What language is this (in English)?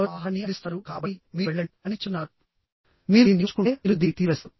Telugu